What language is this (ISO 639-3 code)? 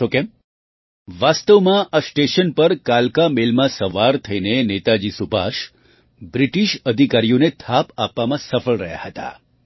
guj